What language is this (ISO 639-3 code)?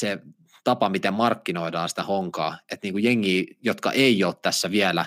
fin